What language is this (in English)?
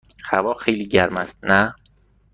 Persian